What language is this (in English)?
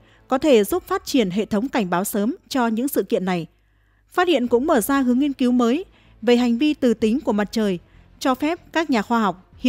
Vietnamese